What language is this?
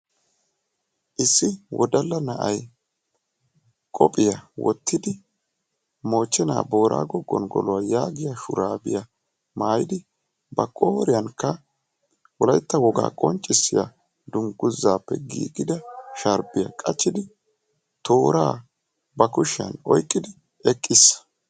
Wolaytta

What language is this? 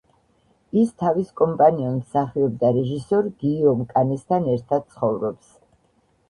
Georgian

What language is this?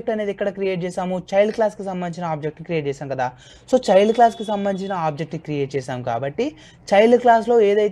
English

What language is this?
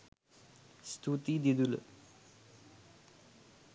Sinhala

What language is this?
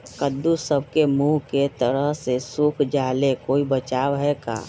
Magahi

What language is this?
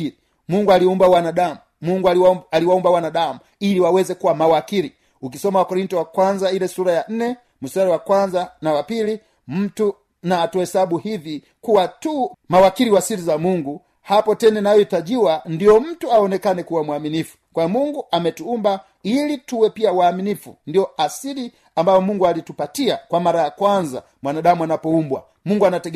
Swahili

